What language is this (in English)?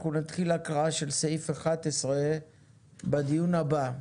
Hebrew